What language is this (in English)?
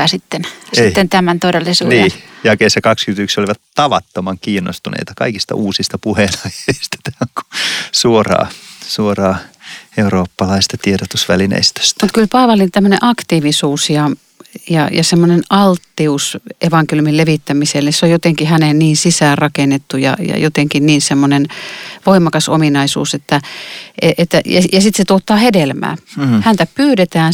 Finnish